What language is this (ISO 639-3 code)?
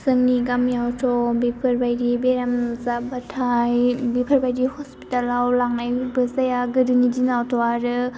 brx